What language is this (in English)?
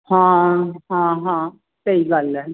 Punjabi